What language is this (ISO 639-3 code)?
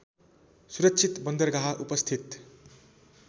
nep